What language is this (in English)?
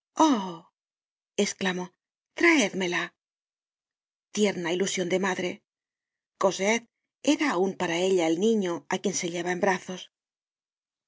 Spanish